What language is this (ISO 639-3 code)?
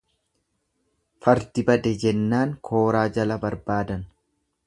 orm